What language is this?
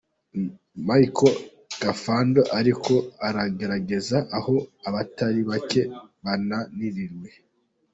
Kinyarwanda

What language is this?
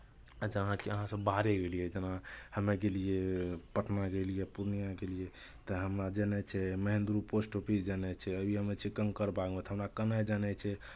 Maithili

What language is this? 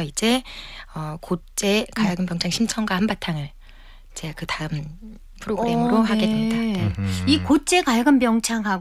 Korean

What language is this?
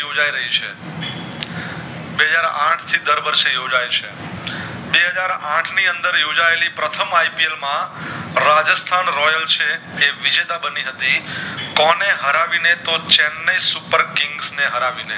Gujarati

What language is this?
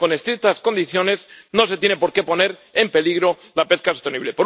Spanish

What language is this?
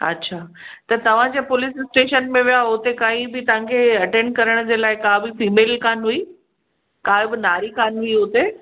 Sindhi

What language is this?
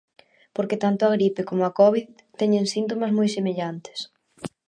Galician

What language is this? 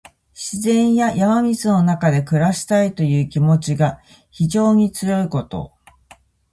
Japanese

